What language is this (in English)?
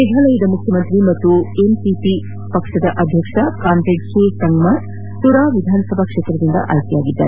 Kannada